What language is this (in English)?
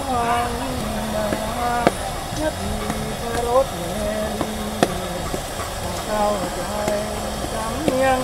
Thai